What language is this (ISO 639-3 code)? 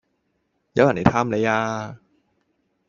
yue